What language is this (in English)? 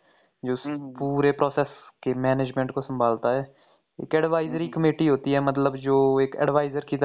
Hindi